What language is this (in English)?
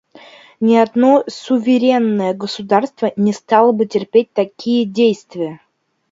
Russian